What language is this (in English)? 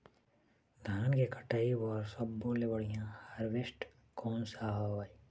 Chhattisgarhi